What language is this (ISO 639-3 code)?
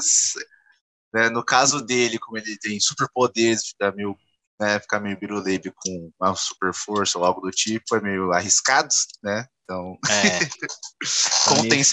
por